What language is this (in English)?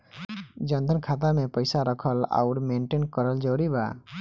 Bhojpuri